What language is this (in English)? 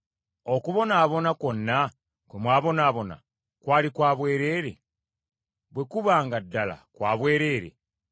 Ganda